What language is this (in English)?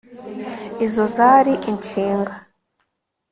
Kinyarwanda